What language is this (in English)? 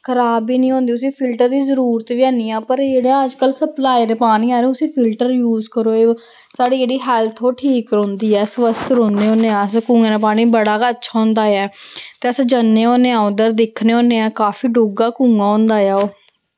Dogri